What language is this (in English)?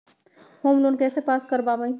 Magahi